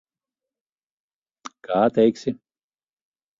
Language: Latvian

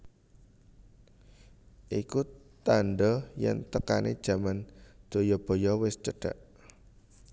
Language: Javanese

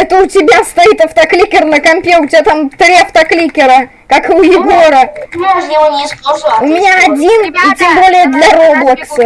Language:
Russian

